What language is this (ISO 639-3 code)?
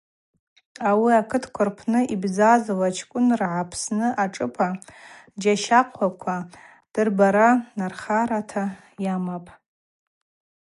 abq